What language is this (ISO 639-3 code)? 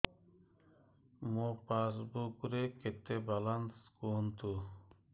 ori